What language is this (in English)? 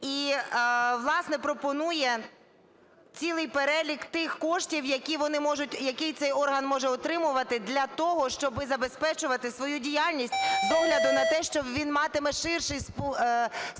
Ukrainian